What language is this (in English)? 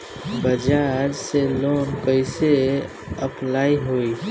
Bhojpuri